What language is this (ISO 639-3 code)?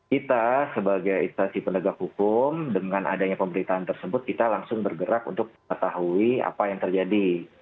ind